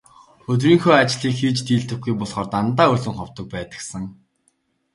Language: Mongolian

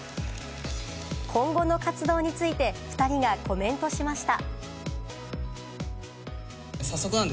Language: Japanese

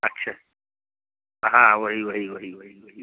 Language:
Hindi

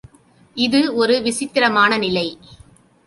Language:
Tamil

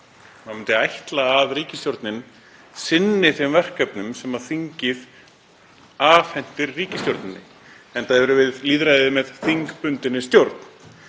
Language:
Icelandic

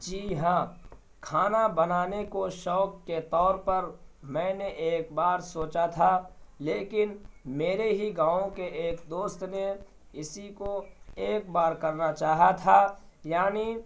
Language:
Urdu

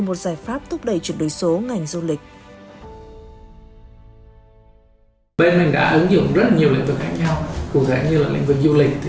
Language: Vietnamese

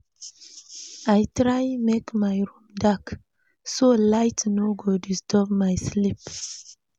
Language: Nigerian Pidgin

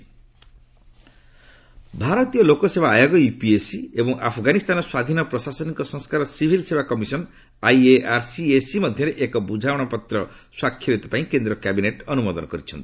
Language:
Odia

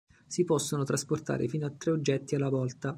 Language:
Italian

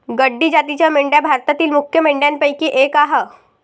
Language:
Marathi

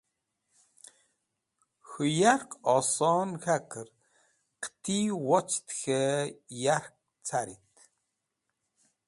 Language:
Wakhi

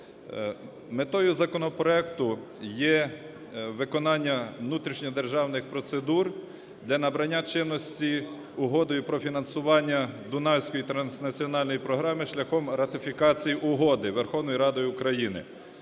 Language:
Ukrainian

